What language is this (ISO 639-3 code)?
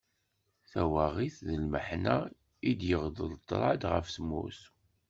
kab